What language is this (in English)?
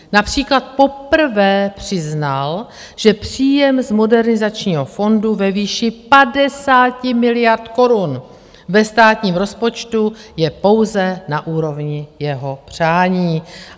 Czech